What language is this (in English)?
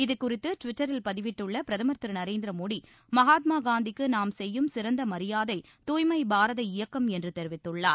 Tamil